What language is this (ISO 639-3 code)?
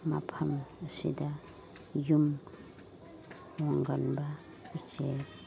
mni